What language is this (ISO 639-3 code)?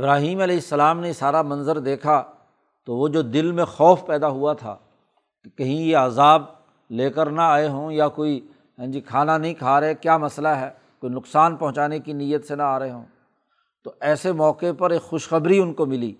urd